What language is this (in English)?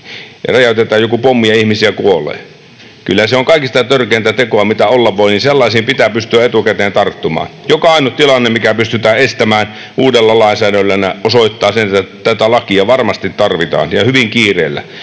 Finnish